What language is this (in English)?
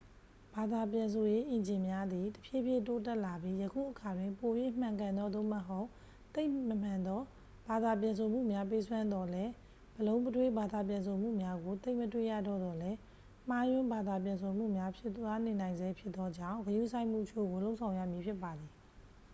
Burmese